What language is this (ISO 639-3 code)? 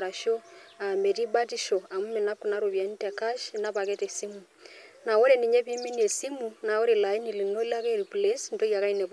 mas